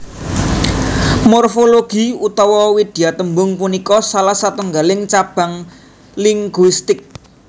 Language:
Javanese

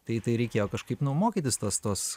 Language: Lithuanian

